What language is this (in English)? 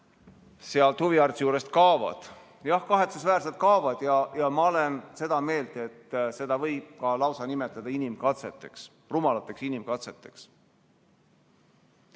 Estonian